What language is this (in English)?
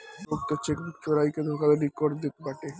Bhojpuri